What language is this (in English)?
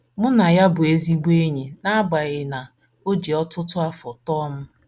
Igbo